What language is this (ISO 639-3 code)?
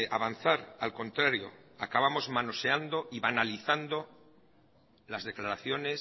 spa